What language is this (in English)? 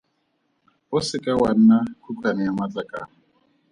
Tswana